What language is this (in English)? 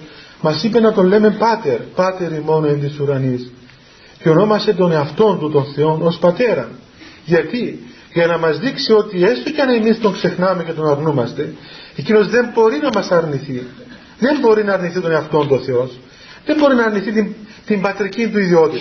Greek